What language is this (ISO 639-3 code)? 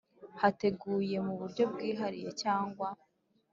kin